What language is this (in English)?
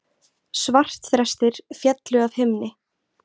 Icelandic